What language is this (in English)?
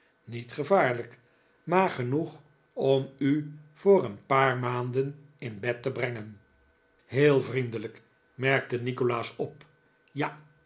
Dutch